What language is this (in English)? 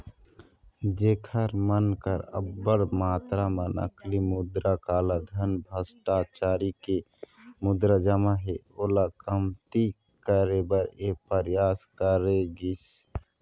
Chhattisgarhi